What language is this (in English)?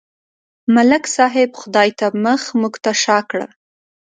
Pashto